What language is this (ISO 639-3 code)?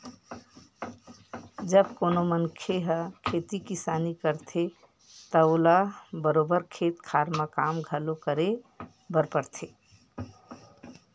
hne